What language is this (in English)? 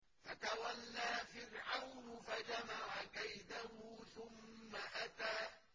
Arabic